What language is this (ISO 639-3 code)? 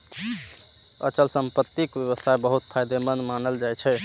mai